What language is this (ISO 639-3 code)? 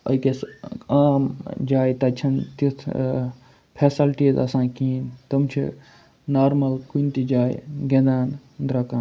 kas